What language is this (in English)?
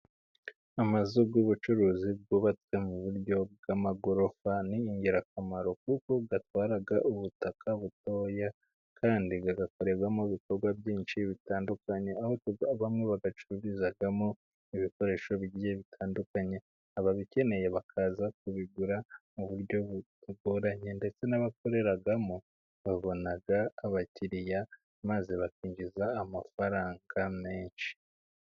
Kinyarwanda